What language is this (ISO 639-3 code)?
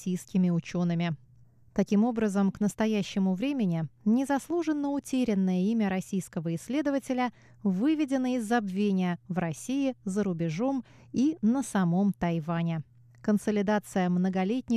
rus